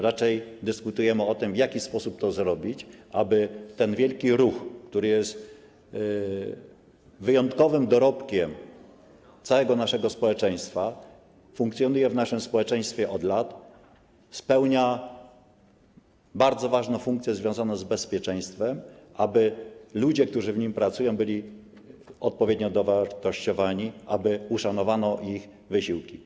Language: Polish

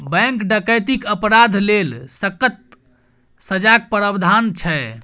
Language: Maithili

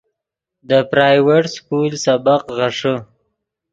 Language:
Yidgha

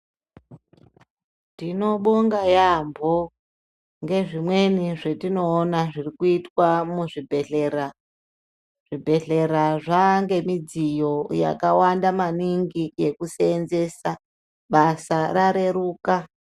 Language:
Ndau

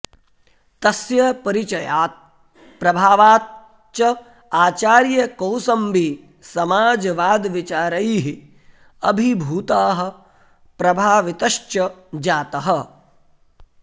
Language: Sanskrit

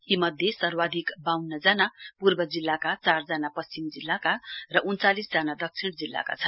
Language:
Nepali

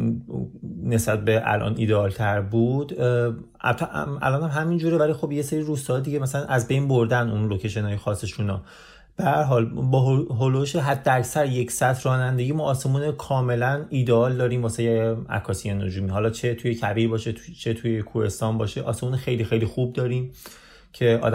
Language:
Persian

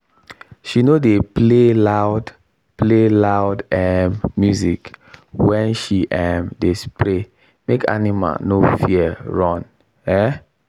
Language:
Nigerian Pidgin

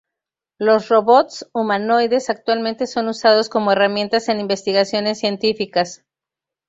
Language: Spanish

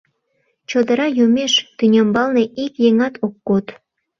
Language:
Mari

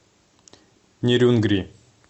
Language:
Russian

